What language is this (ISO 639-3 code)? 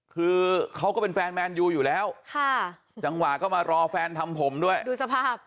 tha